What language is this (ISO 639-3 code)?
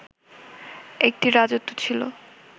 ben